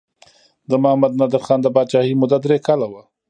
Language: Pashto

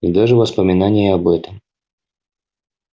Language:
Russian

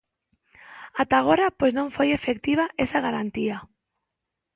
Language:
Galician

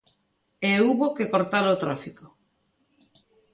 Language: Galician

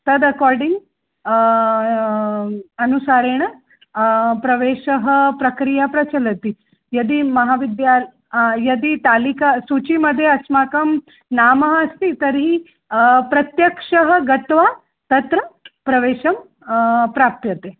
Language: Sanskrit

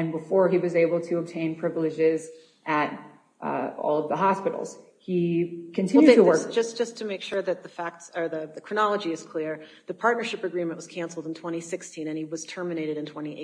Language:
English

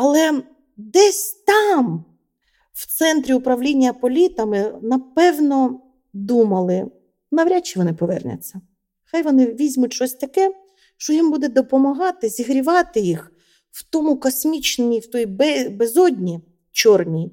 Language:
Ukrainian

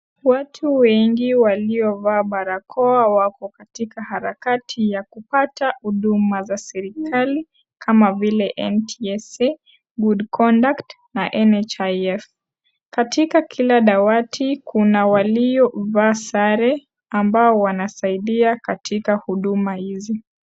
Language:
Swahili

